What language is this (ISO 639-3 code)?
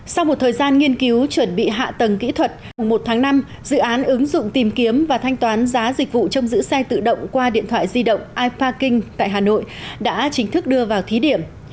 vie